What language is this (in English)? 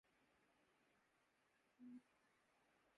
Urdu